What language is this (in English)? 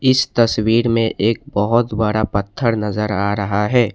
Hindi